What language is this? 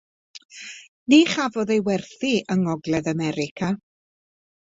Welsh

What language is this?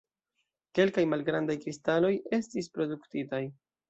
Esperanto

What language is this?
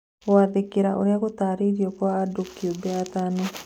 Kikuyu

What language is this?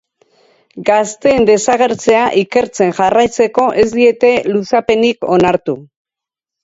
Basque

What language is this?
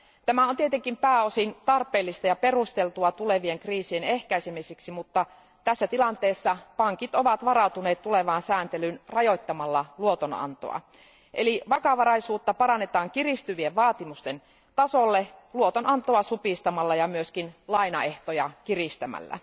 Finnish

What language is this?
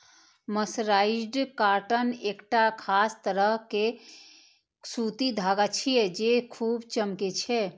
Maithili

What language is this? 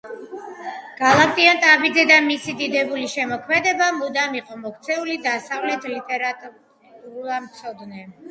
Georgian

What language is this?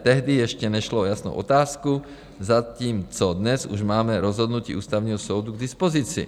Czech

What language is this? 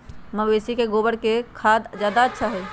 Magahi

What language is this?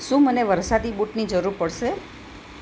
Gujarati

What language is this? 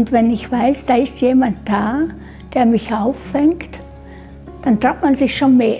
German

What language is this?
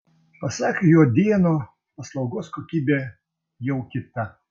Lithuanian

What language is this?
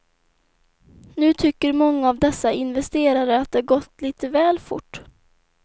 Swedish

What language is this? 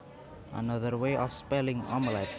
Javanese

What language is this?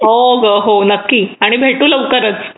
Marathi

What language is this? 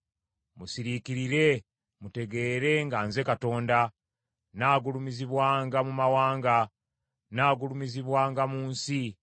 Ganda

